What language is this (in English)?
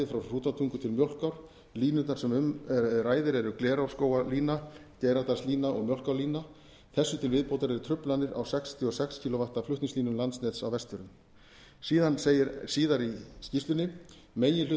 Icelandic